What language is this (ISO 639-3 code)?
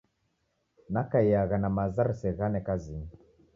dav